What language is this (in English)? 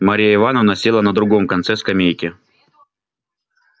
Russian